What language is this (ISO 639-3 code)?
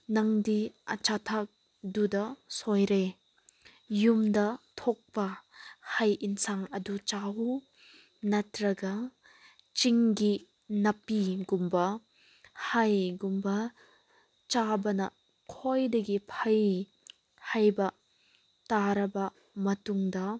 mni